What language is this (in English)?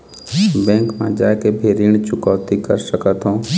Chhattisgarhi